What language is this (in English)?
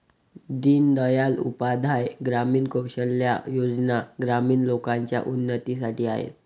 Marathi